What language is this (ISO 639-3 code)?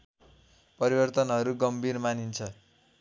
nep